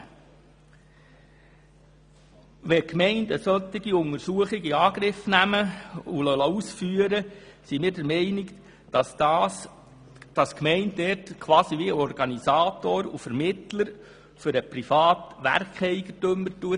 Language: Swiss German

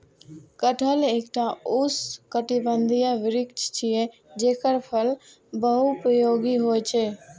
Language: Maithili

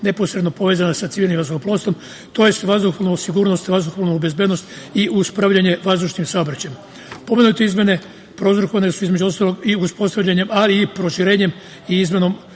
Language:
Serbian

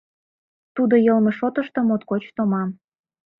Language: Mari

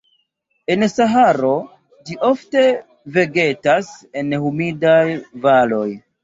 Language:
Esperanto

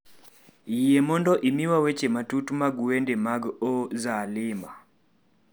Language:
Luo (Kenya and Tanzania)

